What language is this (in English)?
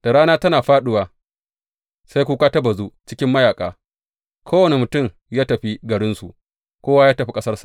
Hausa